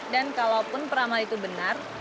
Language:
Indonesian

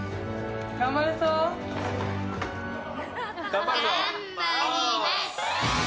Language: Japanese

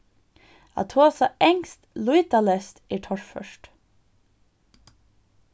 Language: Faroese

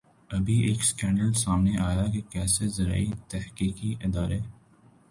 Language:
Urdu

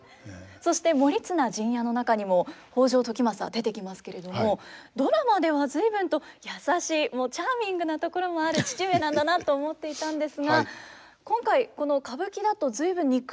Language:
Japanese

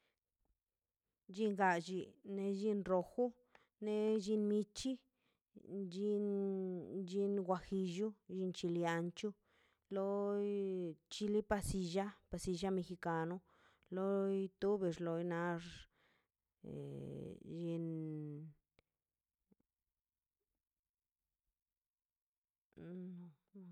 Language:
Mazaltepec Zapotec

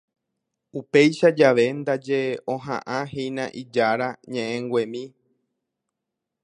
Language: Guarani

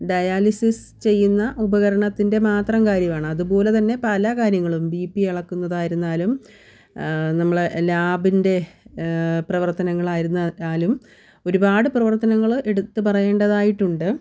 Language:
Malayalam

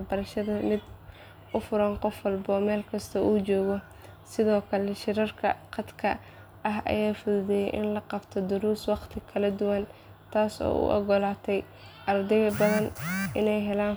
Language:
Somali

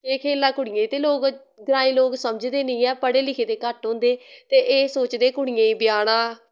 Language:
Dogri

